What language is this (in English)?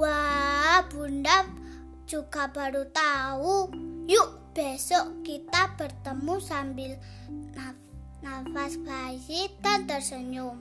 Indonesian